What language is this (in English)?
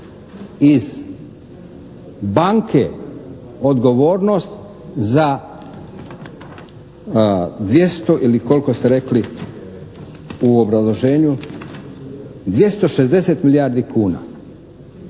Croatian